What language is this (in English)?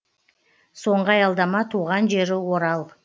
Kazakh